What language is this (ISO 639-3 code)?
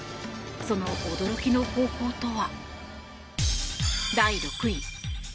jpn